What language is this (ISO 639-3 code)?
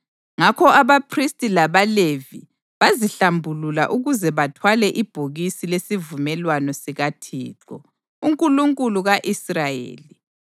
nde